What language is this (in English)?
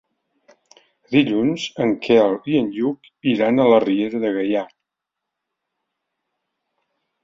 Catalan